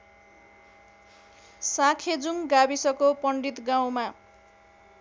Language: Nepali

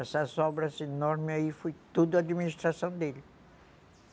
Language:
Portuguese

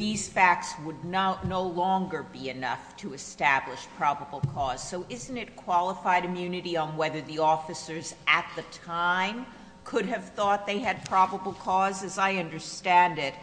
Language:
English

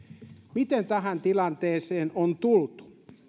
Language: Finnish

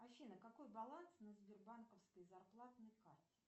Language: Russian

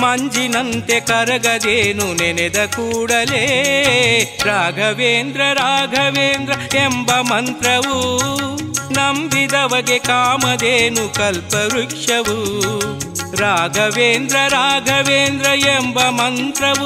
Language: Kannada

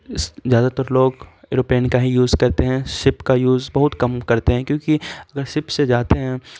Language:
Urdu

